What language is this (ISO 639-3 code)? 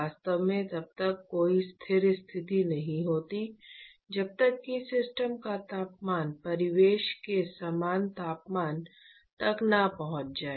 hin